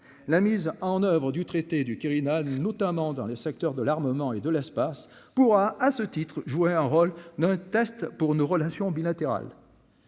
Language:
French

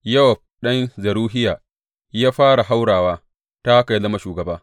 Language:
Hausa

